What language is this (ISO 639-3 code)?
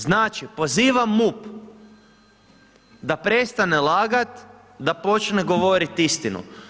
hrv